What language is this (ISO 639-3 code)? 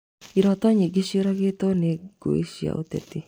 kik